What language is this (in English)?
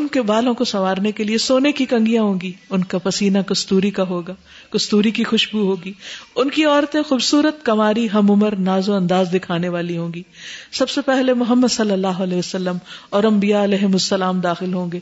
Urdu